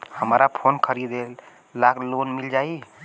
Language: Bhojpuri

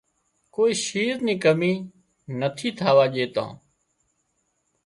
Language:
Wadiyara Koli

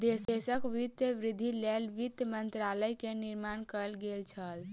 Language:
Maithili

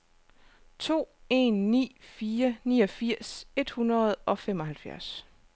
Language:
Danish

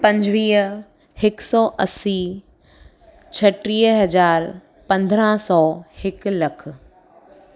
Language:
Sindhi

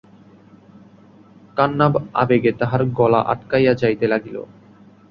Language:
Bangla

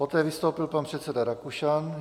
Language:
Czech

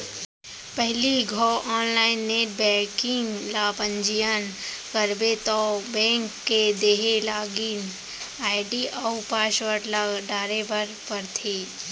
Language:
Chhattisgarhi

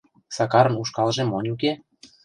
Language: Mari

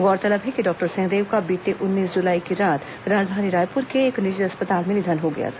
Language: Hindi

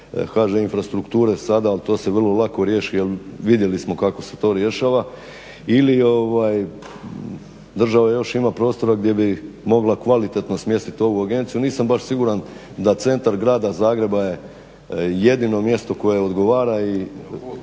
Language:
Croatian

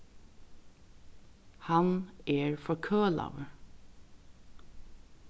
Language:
Faroese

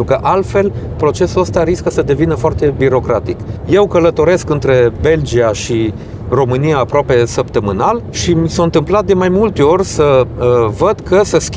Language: Romanian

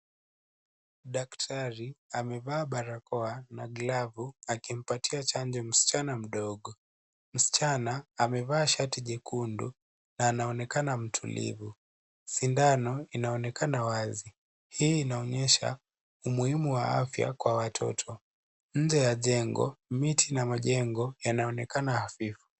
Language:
Swahili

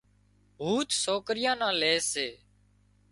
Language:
Wadiyara Koli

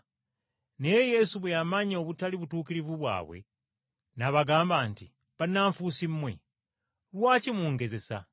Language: Ganda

